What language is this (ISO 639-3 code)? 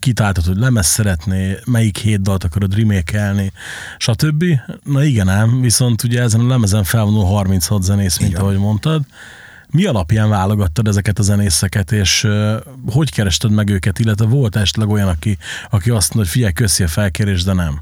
hun